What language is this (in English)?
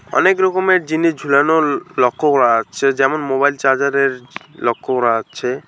Bangla